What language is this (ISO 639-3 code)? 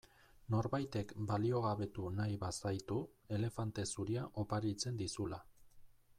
eus